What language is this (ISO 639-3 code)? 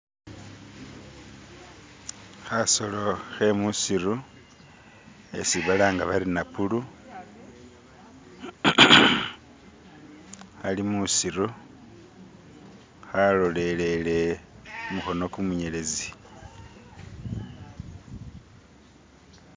myx